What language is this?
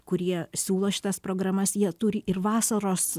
Lithuanian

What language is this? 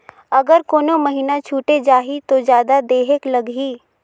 Chhattisgarhi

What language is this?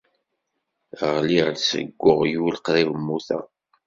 Kabyle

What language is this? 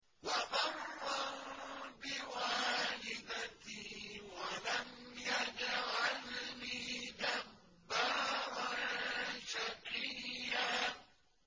Arabic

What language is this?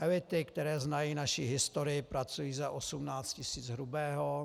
Czech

